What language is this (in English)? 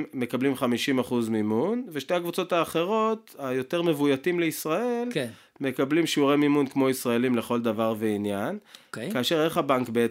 Hebrew